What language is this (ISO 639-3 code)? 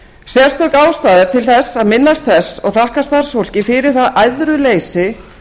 isl